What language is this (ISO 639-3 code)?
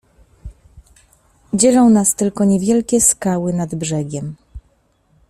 pol